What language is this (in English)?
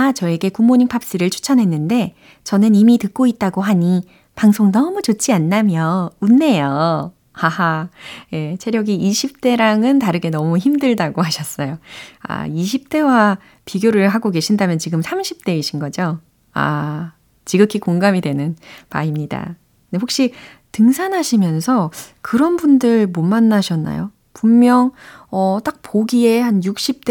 Korean